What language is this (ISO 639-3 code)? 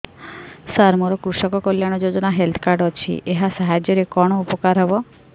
ori